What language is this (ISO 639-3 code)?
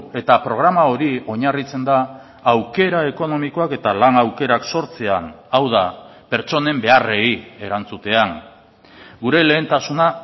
eus